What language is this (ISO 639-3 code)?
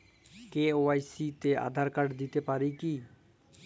ben